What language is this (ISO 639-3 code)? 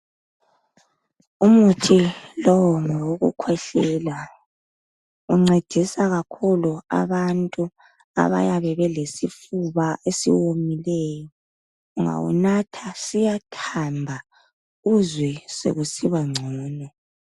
nde